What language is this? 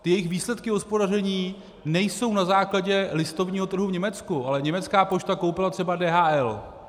Czech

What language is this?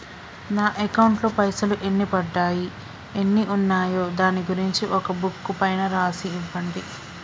Telugu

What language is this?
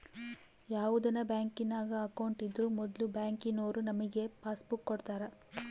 Kannada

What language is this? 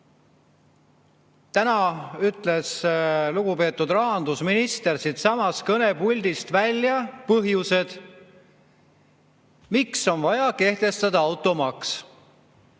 Estonian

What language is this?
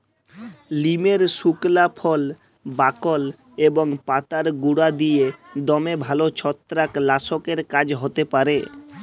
Bangla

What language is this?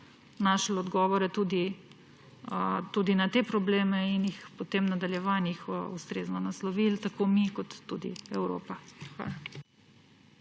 Slovenian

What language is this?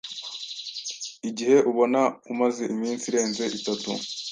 Kinyarwanda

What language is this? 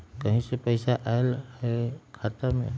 Magahi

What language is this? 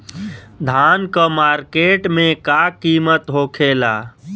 Bhojpuri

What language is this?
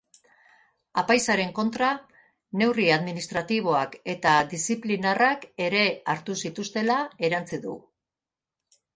Basque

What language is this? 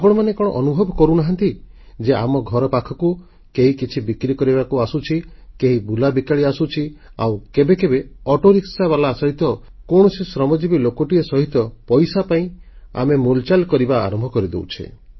Odia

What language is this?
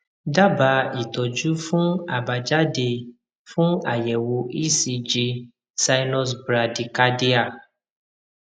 Yoruba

